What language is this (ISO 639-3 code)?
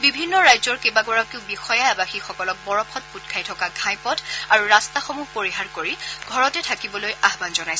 asm